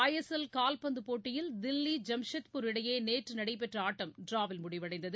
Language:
Tamil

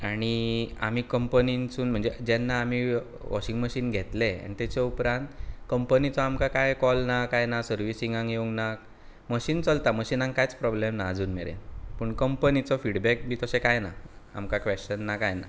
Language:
Konkani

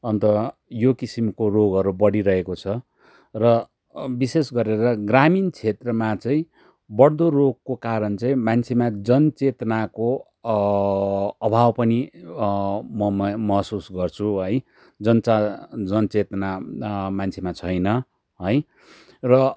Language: Nepali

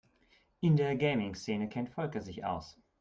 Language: German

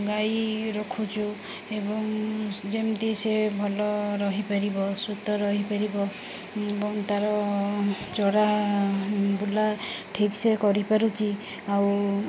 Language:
Odia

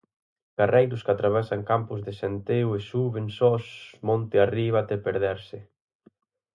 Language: Galician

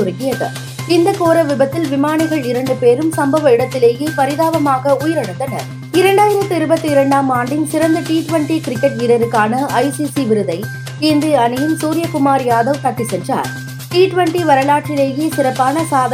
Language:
Tamil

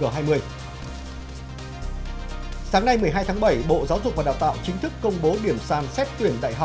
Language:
Vietnamese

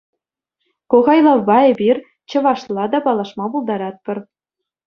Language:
Chuvash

